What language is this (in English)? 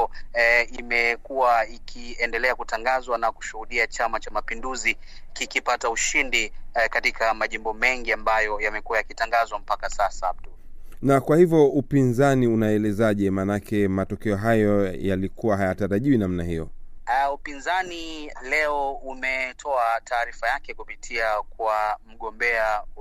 Swahili